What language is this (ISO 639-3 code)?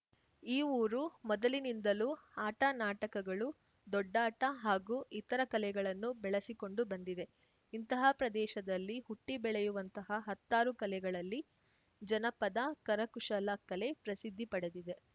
kan